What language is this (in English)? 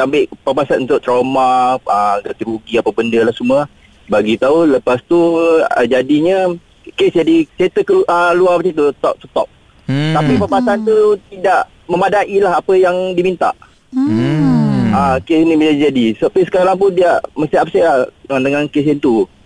Malay